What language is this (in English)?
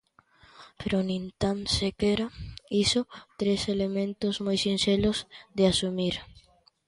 Galician